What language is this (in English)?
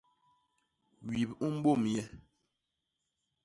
Basaa